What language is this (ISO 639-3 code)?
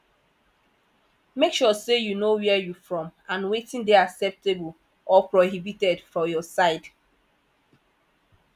pcm